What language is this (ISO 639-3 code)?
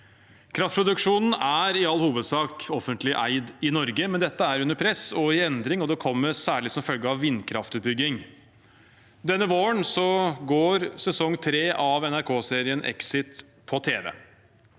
nor